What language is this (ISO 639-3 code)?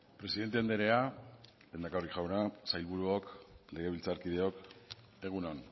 eus